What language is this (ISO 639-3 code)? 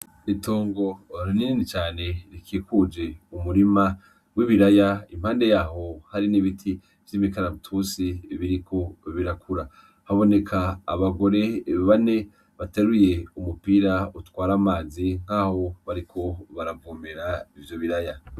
run